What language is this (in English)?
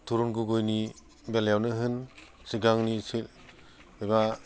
Bodo